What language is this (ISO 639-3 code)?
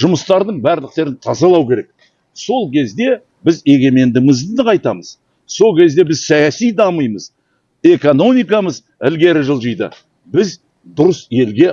kaz